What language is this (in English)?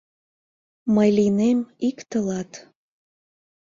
Mari